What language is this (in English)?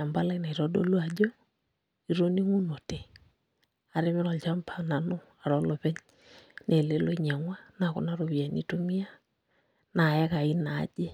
Masai